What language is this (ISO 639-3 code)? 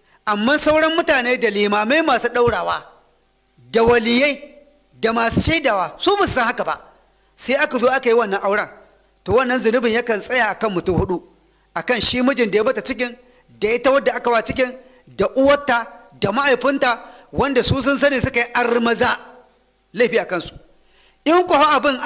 hau